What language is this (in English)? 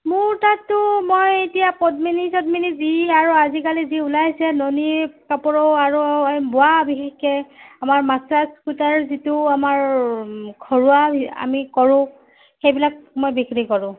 Assamese